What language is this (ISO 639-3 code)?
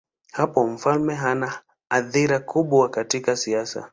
swa